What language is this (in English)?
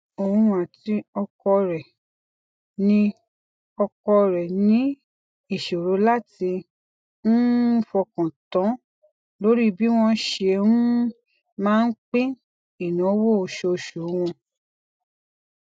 Yoruba